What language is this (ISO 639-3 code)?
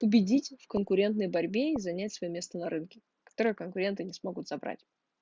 rus